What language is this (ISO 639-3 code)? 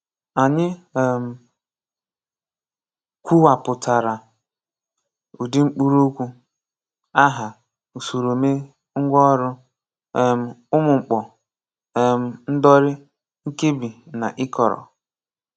ibo